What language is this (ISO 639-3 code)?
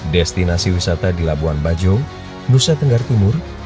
ind